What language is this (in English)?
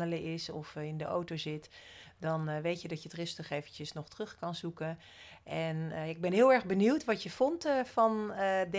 Dutch